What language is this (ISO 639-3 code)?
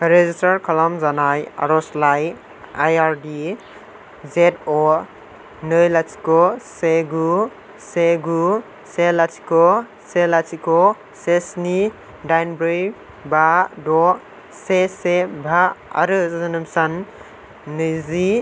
brx